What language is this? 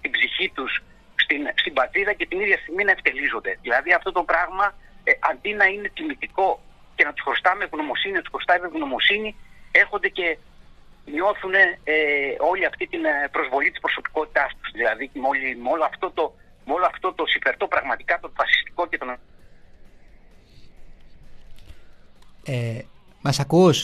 Greek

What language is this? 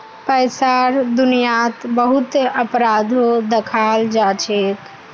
Magahi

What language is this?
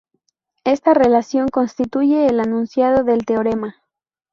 Spanish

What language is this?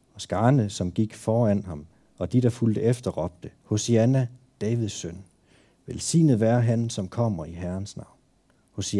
Danish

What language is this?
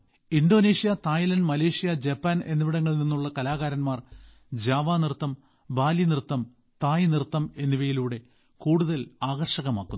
Malayalam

